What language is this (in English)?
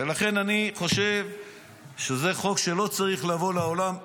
Hebrew